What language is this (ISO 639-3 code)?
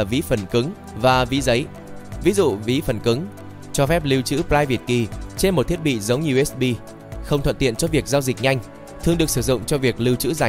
vie